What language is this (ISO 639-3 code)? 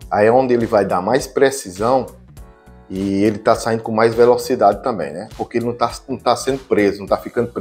por